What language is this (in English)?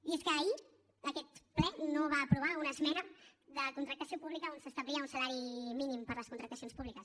Catalan